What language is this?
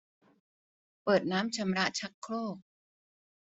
Thai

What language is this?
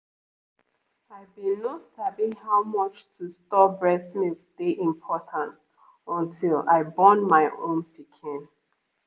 Nigerian Pidgin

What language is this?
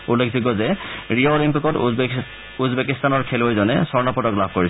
Assamese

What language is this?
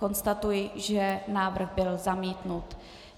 Czech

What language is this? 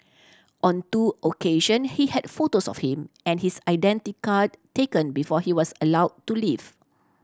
English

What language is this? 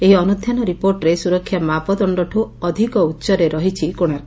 Odia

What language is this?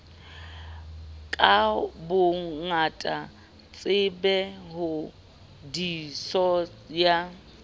Southern Sotho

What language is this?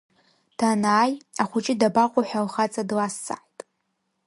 Abkhazian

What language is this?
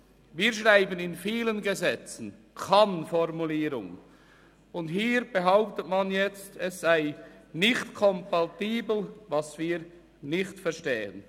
Swiss German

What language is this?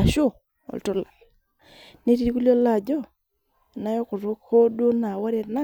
Masai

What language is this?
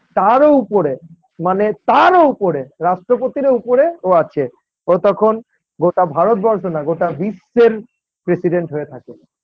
Bangla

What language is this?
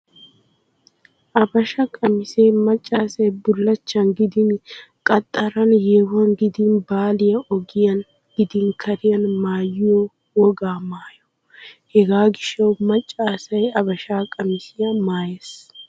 Wolaytta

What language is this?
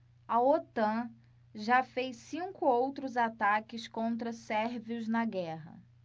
Portuguese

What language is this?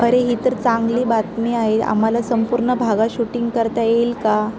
Marathi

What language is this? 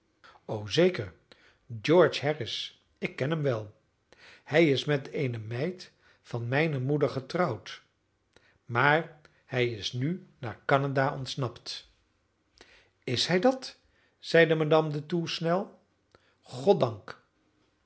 Dutch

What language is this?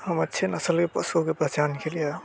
Hindi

